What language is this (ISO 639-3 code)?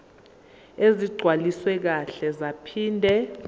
zul